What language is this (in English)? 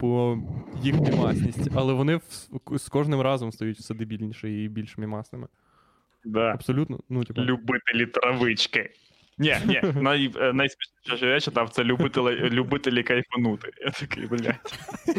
Ukrainian